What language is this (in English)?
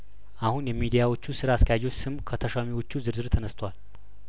Amharic